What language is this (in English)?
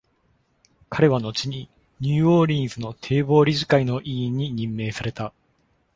Japanese